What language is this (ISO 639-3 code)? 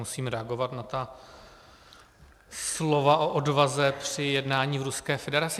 ces